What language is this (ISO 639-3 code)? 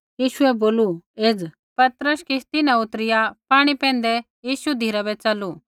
kfx